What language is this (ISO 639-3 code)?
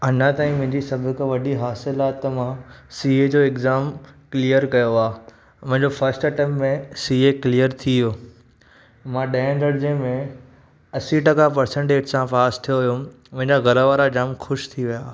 snd